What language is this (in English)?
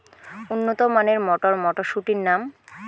Bangla